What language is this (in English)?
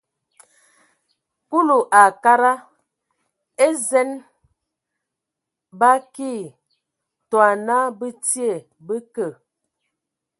Ewondo